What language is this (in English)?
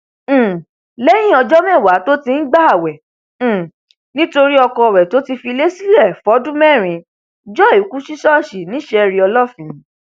Yoruba